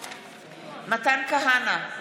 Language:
Hebrew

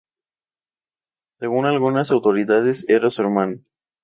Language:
Spanish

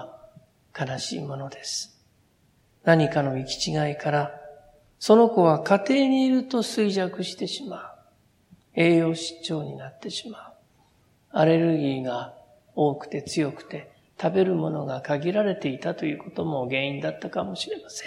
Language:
Japanese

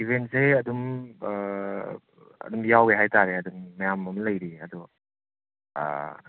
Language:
Manipuri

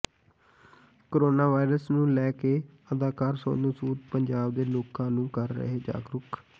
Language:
Punjabi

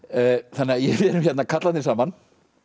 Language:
Icelandic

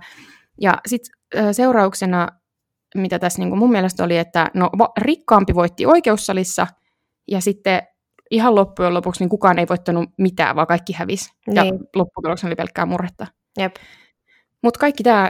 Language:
Finnish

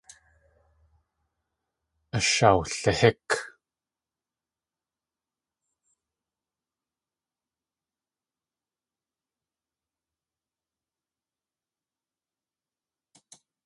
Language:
Tlingit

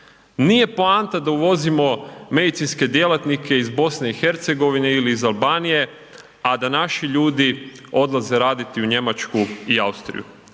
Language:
Croatian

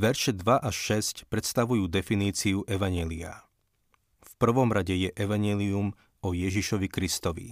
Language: Slovak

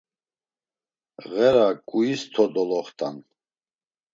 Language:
Laz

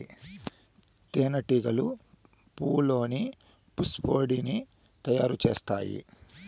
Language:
Telugu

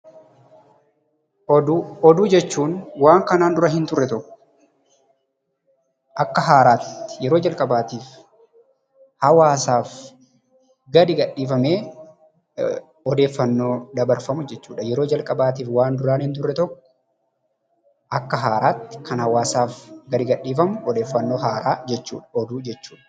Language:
Oromo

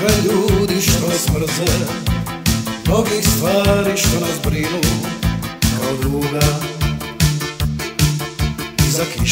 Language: Arabic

